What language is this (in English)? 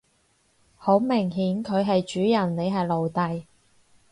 Cantonese